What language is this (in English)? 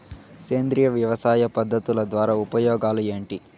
Telugu